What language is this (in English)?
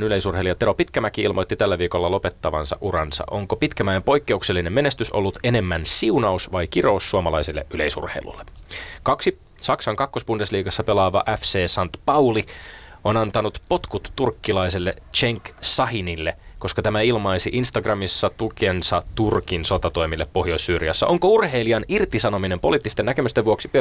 Finnish